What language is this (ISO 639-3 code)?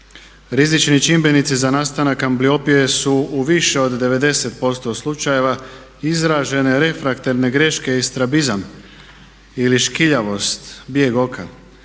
hrv